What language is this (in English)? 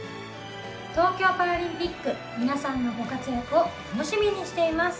Japanese